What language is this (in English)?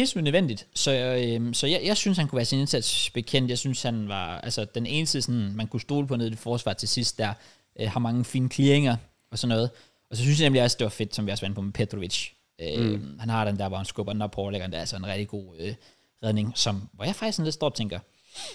Danish